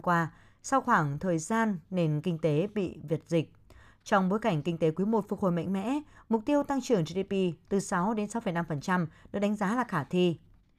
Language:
Vietnamese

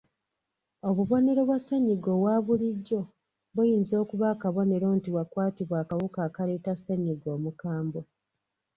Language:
Ganda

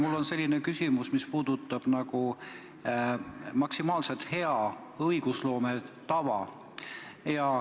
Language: Estonian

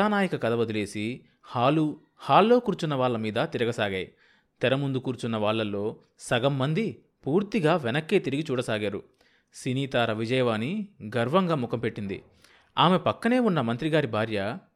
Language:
Telugu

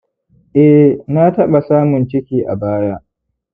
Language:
Hausa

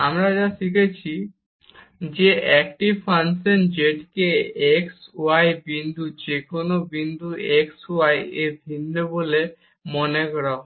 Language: Bangla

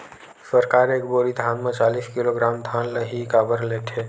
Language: Chhattisgarhi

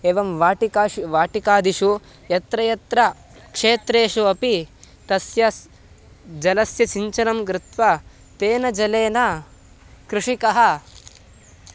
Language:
Sanskrit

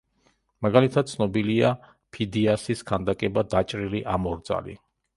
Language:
Georgian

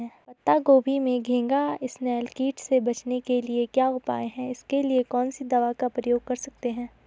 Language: Hindi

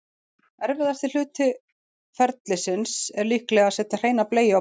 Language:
Icelandic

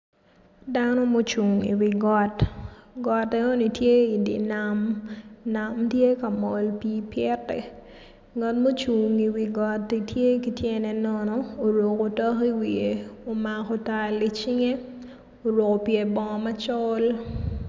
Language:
Acoli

